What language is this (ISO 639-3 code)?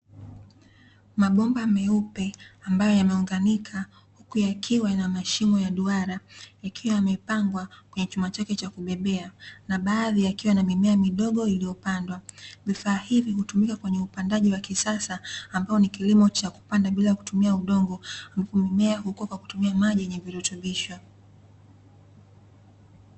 swa